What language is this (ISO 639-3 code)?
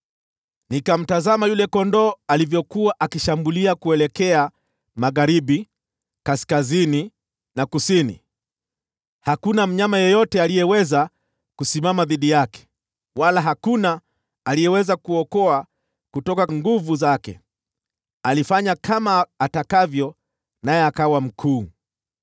swa